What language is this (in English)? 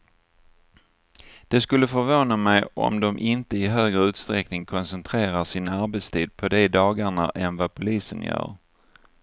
Swedish